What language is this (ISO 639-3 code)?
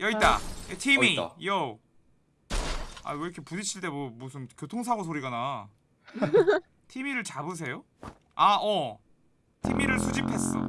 kor